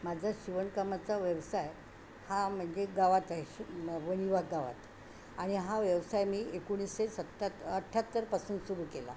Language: Marathi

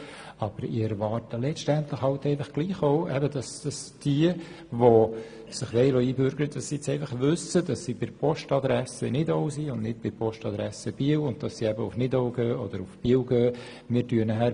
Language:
Swiss German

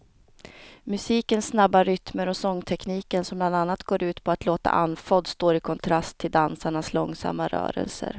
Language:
Swedish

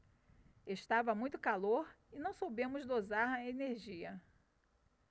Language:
Portuguese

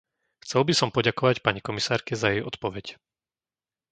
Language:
Slovak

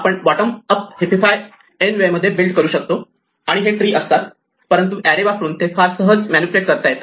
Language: Marathi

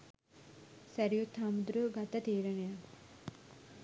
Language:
Sinhala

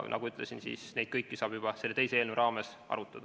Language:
Estonian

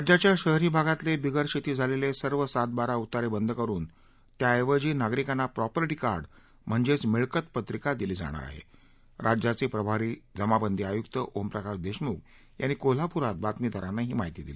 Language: Marathi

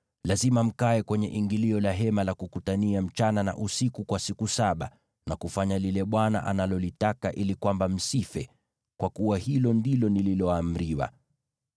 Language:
Swahili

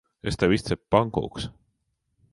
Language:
Latvian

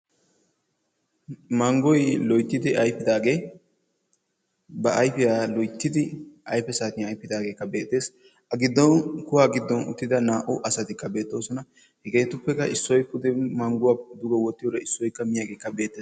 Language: Wolaytta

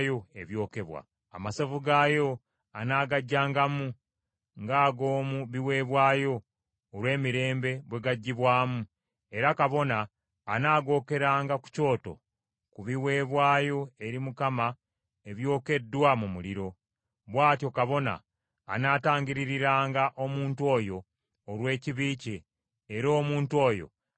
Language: Ganda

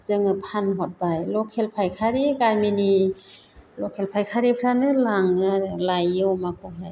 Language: Bodo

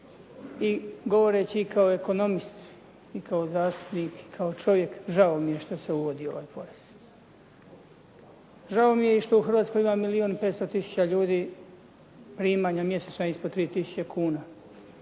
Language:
Croatian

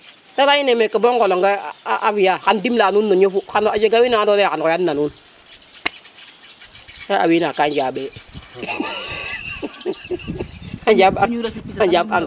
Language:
Serer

